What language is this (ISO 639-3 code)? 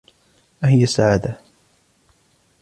ara